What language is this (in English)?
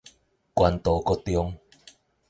Min Nan Chinese